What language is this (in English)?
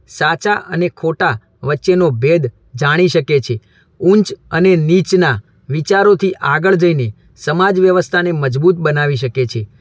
Gujarati